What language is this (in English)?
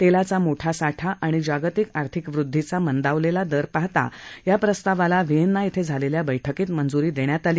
Marathi